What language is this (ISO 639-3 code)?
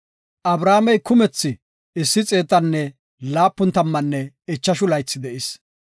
gof